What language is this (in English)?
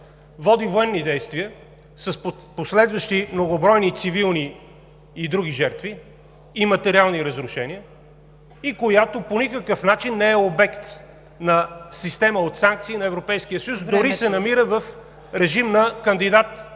Bulgarian